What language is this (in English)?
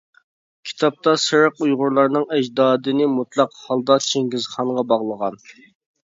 Uyghur